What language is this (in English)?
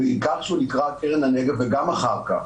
Hebrew